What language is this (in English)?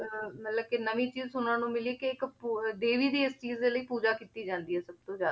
Punjabi